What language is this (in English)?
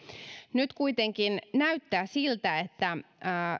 Finnish